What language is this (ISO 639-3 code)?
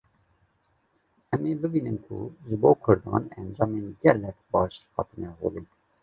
kur